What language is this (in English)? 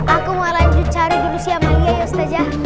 Indonesian